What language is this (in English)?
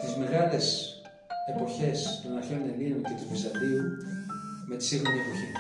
Greek